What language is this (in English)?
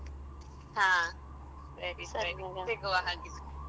Kannada